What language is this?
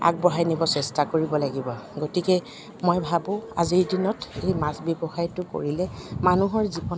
Assamese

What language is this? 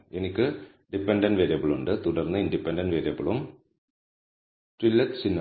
Malayalam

